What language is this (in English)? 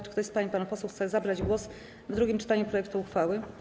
Polish